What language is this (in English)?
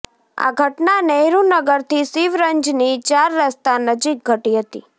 Gujarati